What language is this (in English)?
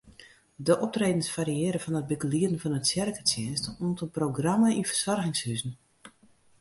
Western Frisian